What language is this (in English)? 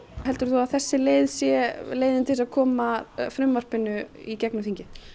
Icelandic